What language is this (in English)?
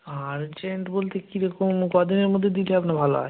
Bangla